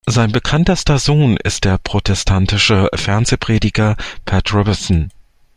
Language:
German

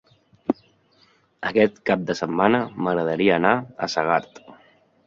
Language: Catalan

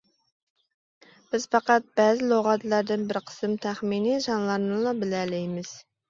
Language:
Uyghur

